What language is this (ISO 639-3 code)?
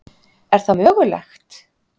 isl